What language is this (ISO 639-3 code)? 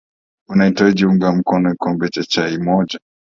swa